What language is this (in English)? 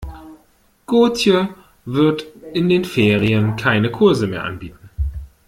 German